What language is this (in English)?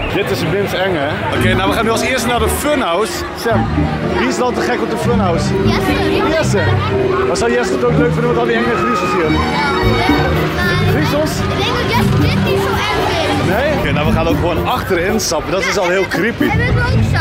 Dutch